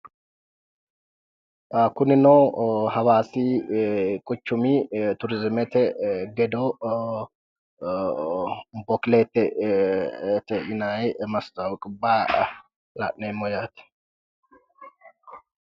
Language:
Sidamo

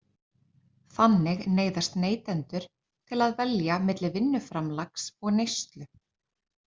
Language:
Icelandic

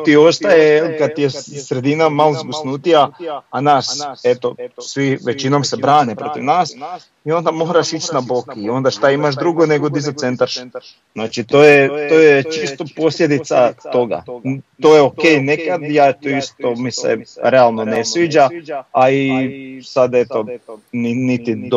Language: Croatian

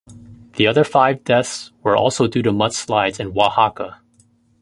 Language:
English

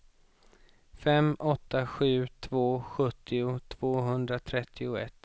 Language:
Swedish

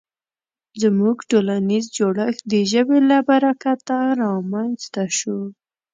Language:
Pashto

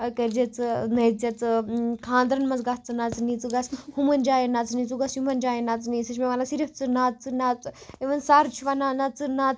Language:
Kashmiri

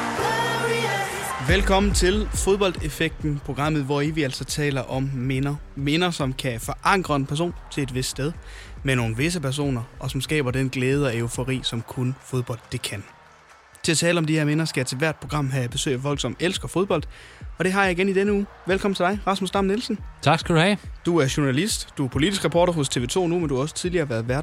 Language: Danish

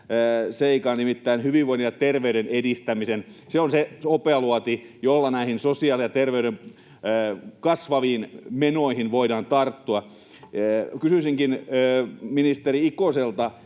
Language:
Finnish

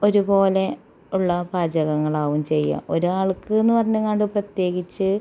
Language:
Malayalam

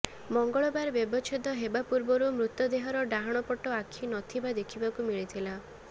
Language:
Odia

